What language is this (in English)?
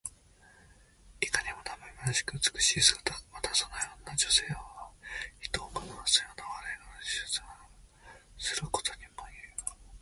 Japanese